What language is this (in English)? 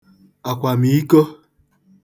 Igbo